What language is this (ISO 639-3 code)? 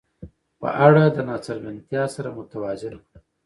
pus